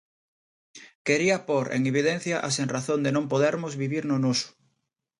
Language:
Galician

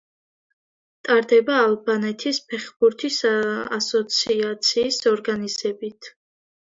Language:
Georgian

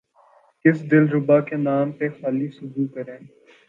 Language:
Urdu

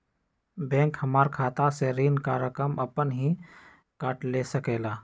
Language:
Magahi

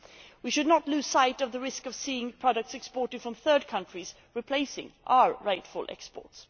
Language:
English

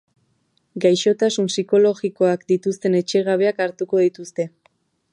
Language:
Basque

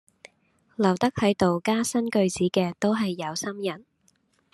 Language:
Cantonese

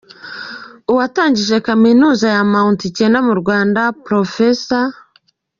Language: Kinyarwanda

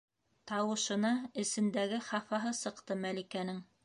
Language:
Bashkir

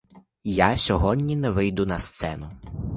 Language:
Ukrainian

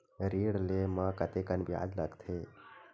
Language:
Chhattisgarhi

